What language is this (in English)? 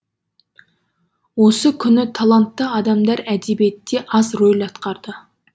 Kazakh